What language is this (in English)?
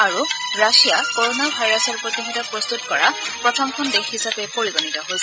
Assamese